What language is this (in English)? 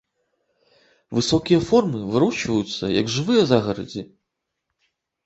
Belarusian